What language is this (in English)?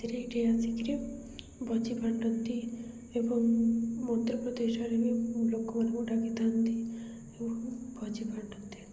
Odia